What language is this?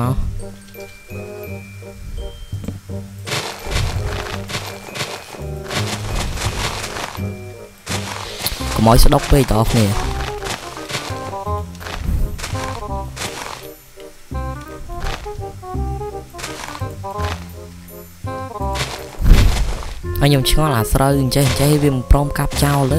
Vietnamese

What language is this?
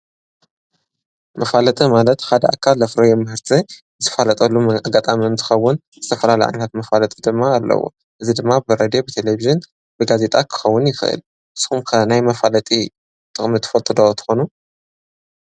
Tigrinya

